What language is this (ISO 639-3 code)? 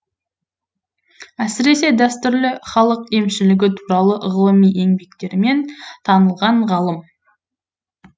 kaz